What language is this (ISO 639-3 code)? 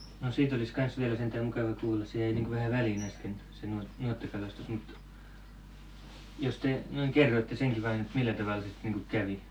fin